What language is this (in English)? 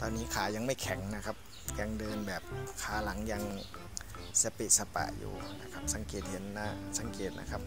Thai